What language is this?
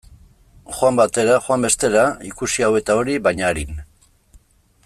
Basque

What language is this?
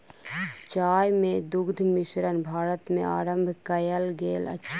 Maithili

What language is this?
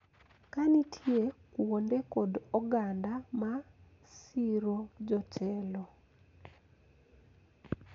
Luo (Kenya and Tanzania)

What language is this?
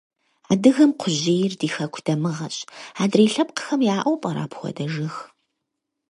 Kabardian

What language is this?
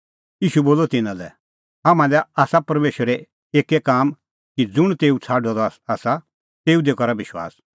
Kullu Pahari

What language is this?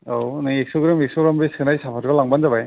Bodo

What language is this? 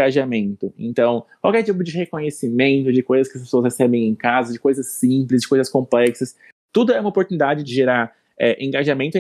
Portuguese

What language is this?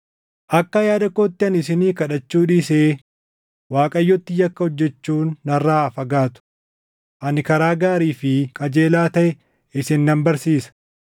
Oromo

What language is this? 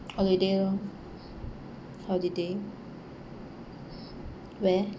English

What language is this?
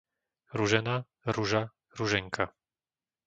Slovak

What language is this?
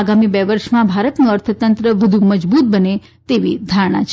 Gujarati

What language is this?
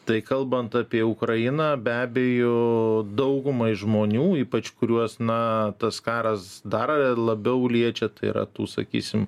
Lithuanian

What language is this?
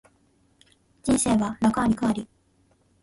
Japanese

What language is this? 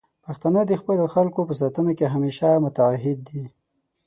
Pashto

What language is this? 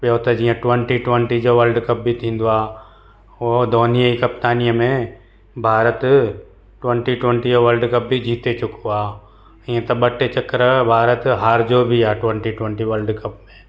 Sindhi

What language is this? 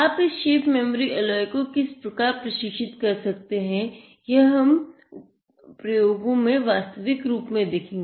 Hindi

